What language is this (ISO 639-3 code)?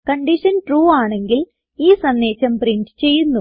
mal